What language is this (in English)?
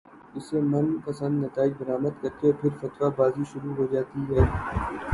Urdu